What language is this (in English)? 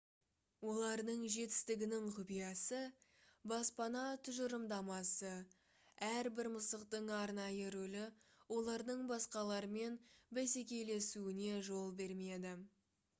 Kazakh